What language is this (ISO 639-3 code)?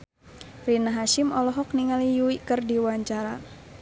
sun